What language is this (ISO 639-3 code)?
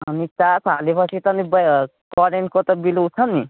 nep